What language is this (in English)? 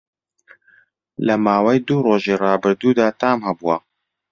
Central Kurdish